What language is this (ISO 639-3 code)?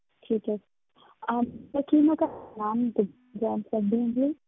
pan